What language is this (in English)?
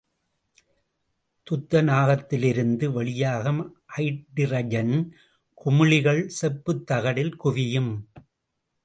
Tamil